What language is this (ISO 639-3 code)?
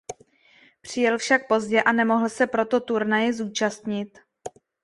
ces